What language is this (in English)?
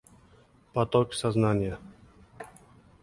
Uzbek